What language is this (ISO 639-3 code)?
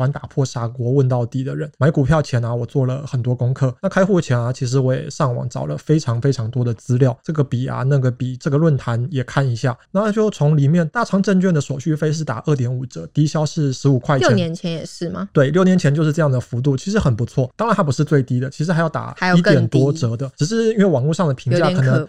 zho